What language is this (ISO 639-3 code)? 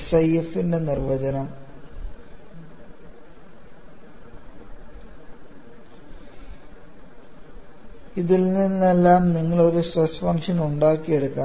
mal